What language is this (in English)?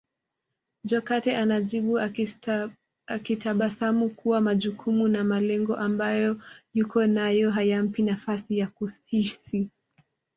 Swahili